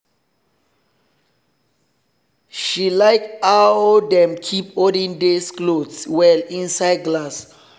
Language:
Nigerian Pidgin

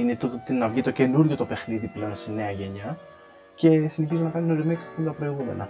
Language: Greek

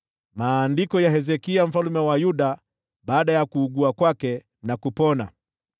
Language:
Swahili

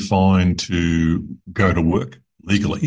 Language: Indonesian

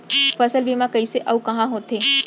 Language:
Chhattisgarhi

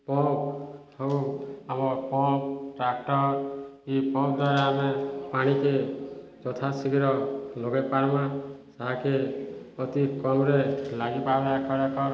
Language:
Odia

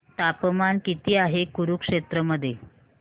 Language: Marathi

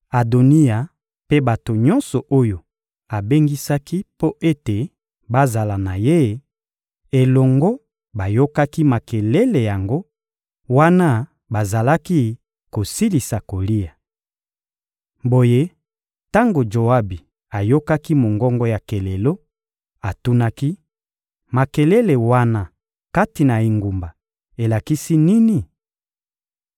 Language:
Lingala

